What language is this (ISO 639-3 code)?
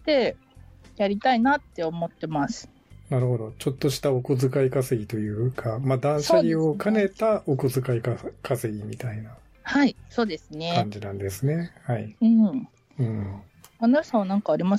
jpn